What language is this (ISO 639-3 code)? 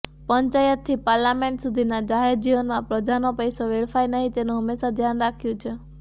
guj